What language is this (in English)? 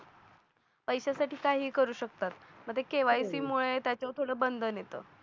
Marathi